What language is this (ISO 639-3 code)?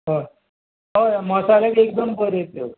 kok